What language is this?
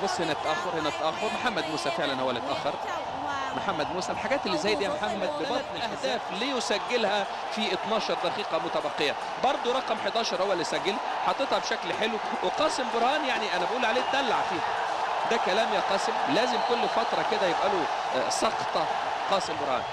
Arabic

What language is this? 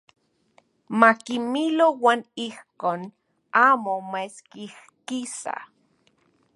Central Puebla Nahuatl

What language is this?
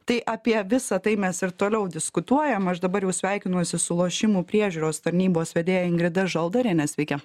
Lithuanian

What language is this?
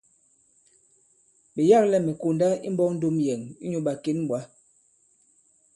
Bankon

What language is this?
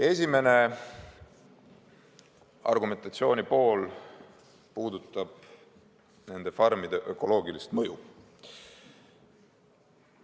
Estonian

